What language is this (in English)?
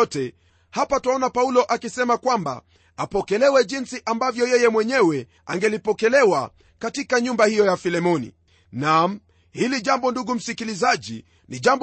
Swahili